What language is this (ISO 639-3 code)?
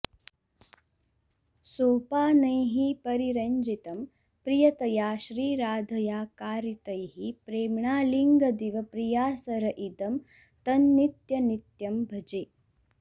san